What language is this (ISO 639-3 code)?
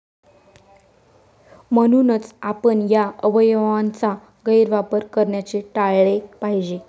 mar